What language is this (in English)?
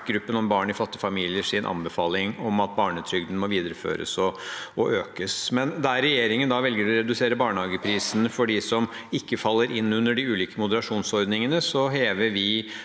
Norwegian